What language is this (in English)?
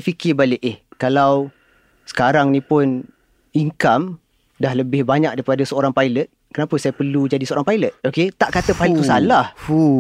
Malay